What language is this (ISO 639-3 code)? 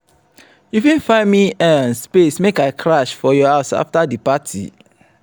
pcm